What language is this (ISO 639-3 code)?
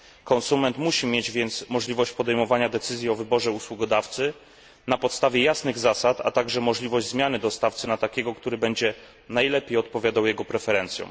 pol